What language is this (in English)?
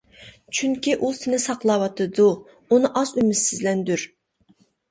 Uyghur